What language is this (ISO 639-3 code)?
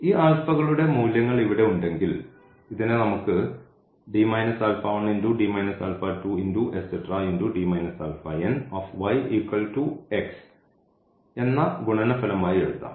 mal